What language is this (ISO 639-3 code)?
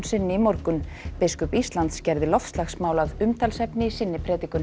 isl